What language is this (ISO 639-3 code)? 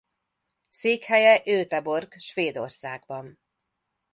hun